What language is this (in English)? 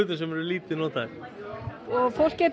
Icelandic